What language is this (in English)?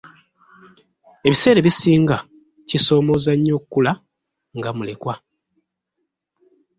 Ganda